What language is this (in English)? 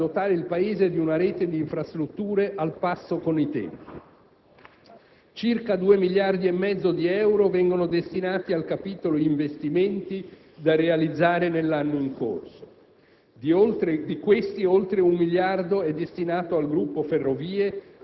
Italian